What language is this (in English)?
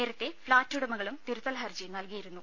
Malayalam